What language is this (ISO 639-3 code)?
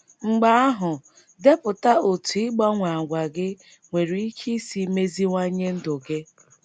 ibo